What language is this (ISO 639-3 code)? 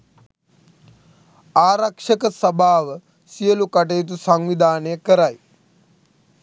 sin